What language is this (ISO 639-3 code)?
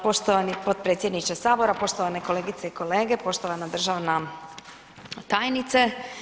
hrv